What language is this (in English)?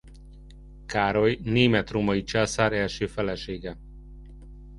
Hungarian